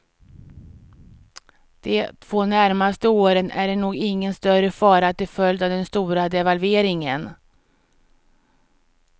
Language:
Swedish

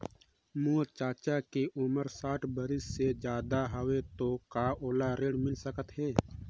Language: Chhattisgarhi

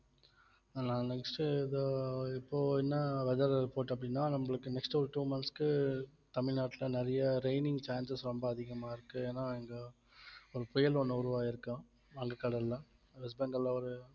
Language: Tamil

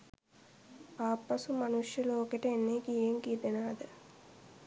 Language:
Sinhala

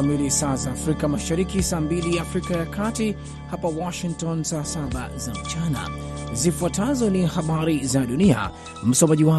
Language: Swahili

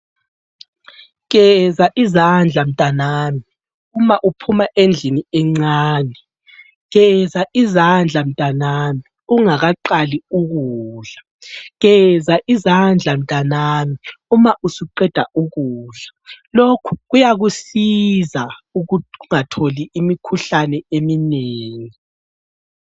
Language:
North Ndebele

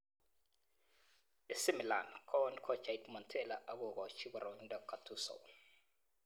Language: Kalenjin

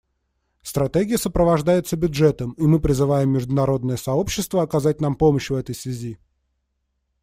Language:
Russian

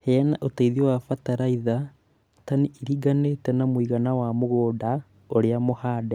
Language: Kikuyu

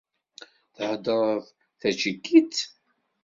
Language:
Kabyle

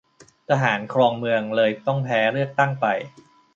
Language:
Thai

